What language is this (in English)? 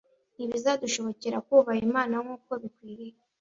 Kinyarwanda